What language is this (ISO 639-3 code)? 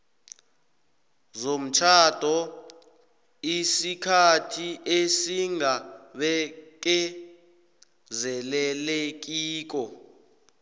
nbl